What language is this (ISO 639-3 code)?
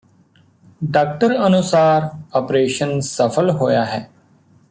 pan